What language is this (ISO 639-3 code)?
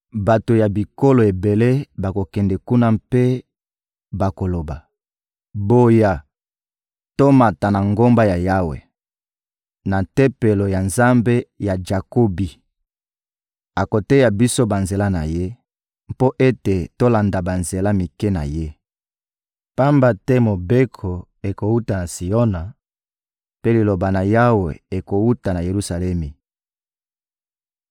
lin